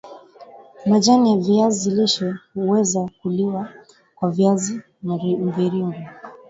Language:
Swahili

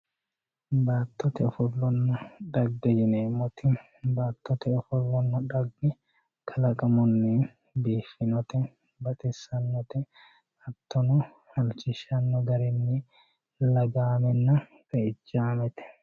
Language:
Sidamo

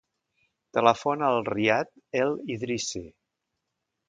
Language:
Catalan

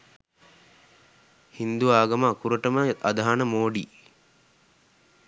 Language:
Sinhala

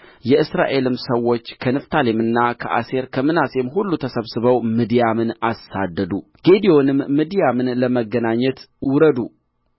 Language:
Amharic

